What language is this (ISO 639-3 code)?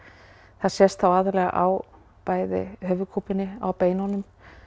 isl